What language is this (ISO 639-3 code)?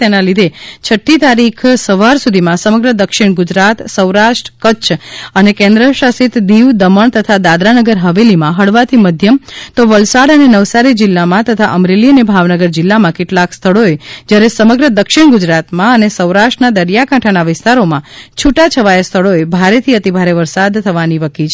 guj